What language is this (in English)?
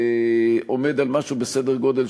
Hebrew